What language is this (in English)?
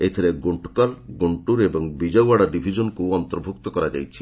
Odia